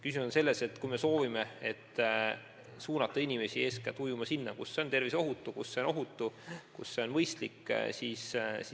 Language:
Estonian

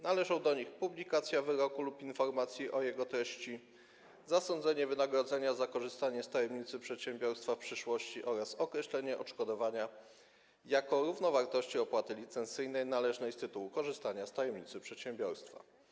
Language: Polish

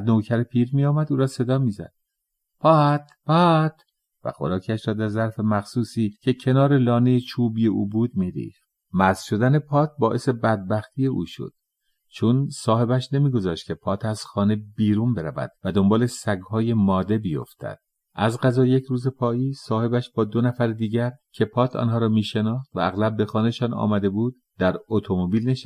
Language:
Persian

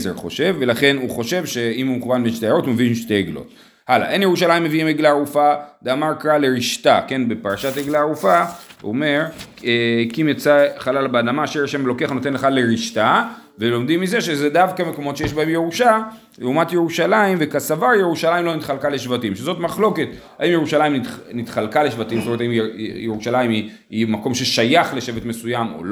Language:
Hebrew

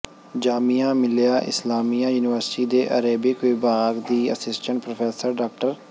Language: Punjabi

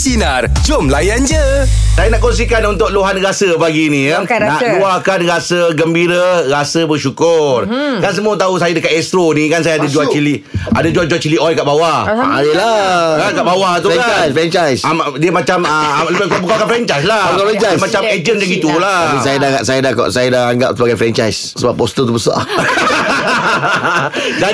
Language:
Malay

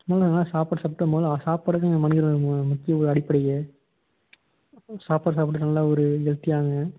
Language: Tamil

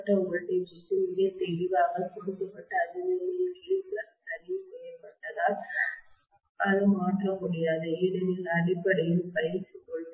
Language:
Tamil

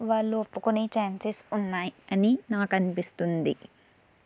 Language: Telugu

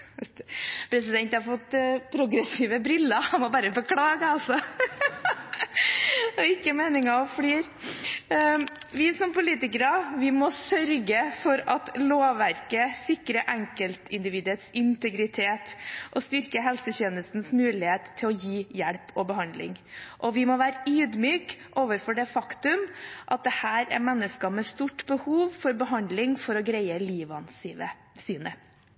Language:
Norwegian Bokmål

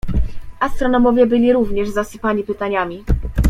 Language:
Polish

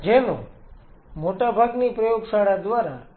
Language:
Gujarati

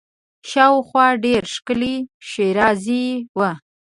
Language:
Pashto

